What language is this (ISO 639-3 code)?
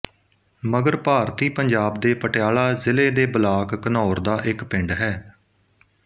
pan